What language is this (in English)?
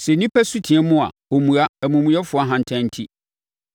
Akan